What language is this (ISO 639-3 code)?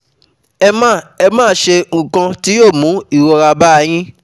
yor